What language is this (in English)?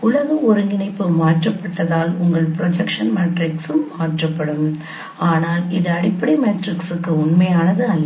Tamil